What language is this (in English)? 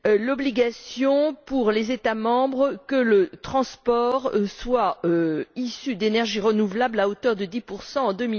French